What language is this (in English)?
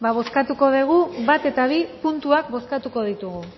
Basque